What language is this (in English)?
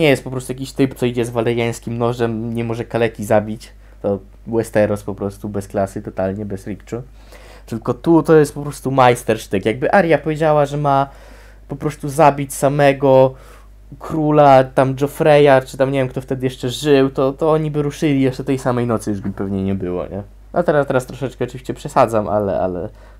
Polish